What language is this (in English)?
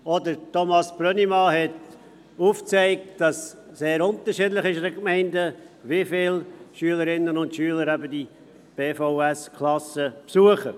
Swiss German